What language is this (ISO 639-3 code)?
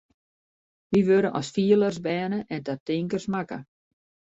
fry